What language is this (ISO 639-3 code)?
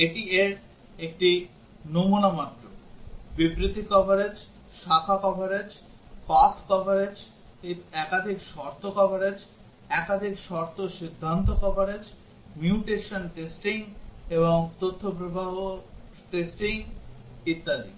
ben